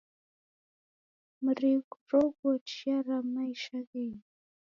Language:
Taita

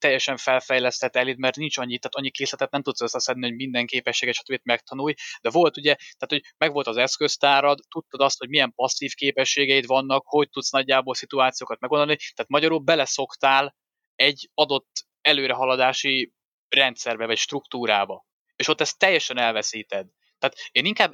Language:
Hungarian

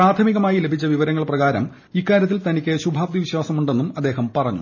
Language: Malayalam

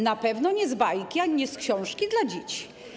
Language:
Polish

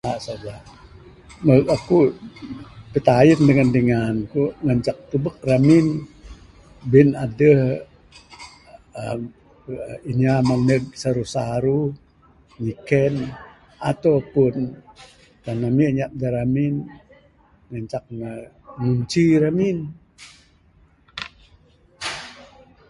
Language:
Bukar-Sadung Bidayuh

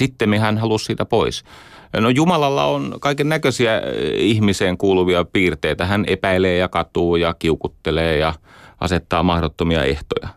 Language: Finnish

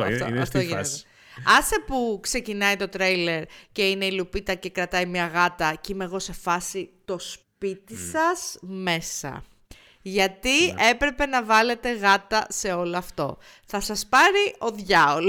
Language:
Greek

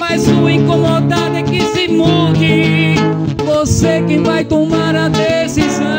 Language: Portuguese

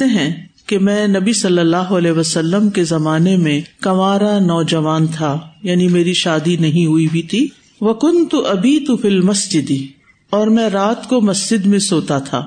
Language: Urdu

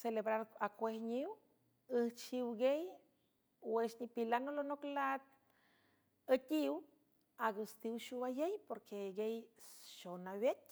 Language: San Francisco Del Mar Huave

